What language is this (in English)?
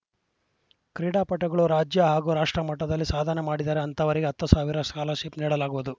Kannada